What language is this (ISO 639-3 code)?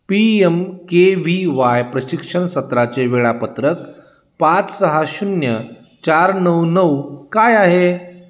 mar